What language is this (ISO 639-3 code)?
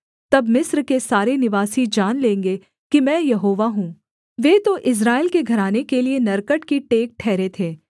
hin